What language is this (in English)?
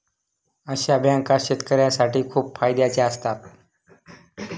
Marathi